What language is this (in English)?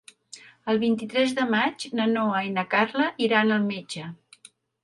Catalan